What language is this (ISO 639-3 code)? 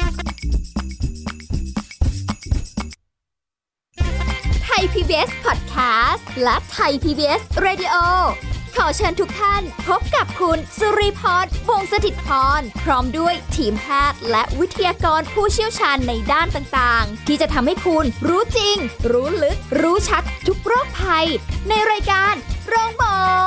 tha